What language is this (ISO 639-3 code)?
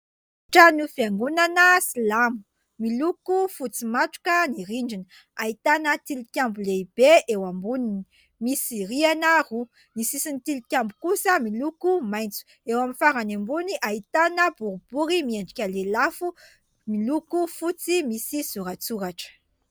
mlg